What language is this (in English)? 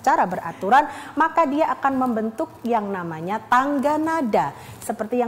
Indonesian